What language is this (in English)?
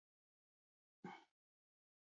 Basque